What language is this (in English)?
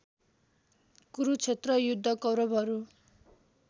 Nepali